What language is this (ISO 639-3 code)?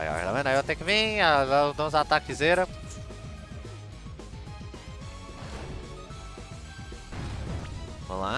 por